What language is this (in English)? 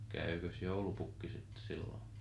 Finnish